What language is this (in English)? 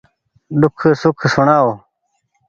Goaria